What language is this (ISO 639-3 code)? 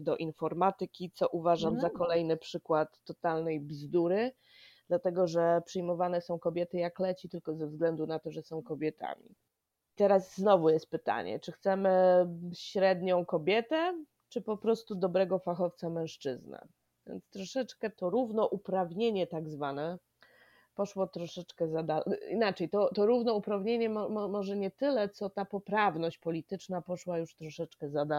pol